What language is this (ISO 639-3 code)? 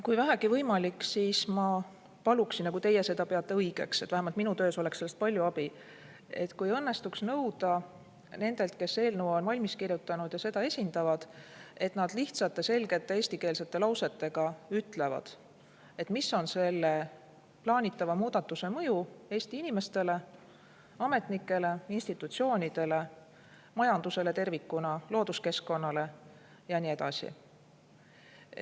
est